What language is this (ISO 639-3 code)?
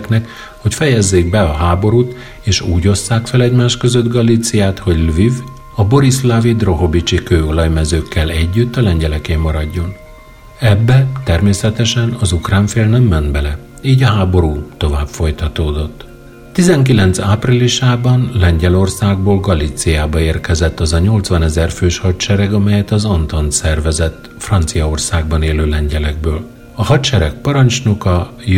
hun